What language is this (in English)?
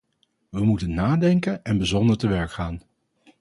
Dutch